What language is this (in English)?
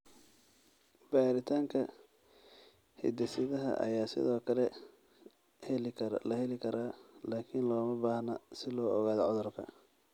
Somali